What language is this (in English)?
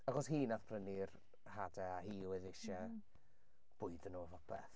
Welsh